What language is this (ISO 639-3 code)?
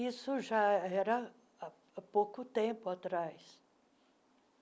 por